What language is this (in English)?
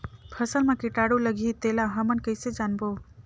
Chhattisgarhi